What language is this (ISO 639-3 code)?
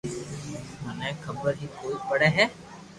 lrk